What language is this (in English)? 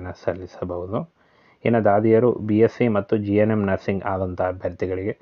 Kannada